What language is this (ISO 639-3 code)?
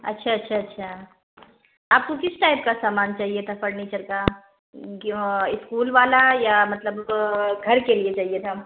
urd